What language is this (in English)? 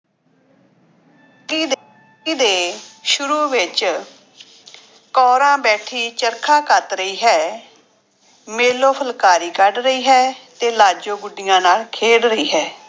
Punjabi